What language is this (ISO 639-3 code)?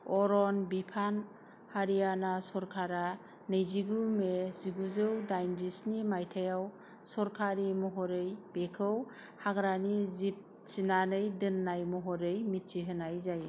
brx